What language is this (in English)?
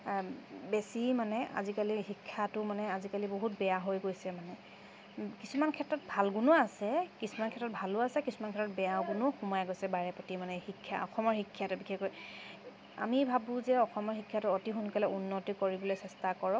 Assamese